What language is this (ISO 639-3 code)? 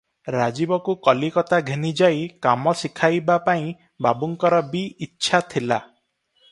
ori